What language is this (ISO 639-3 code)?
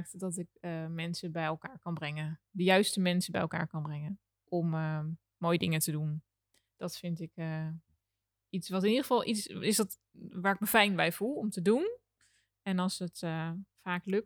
nld